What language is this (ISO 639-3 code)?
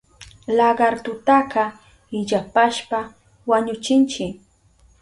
qup